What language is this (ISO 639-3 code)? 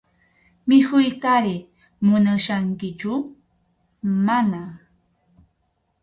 qxu